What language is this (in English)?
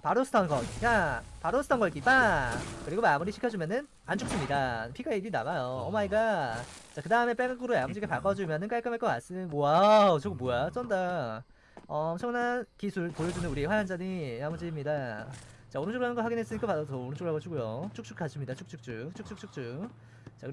Korean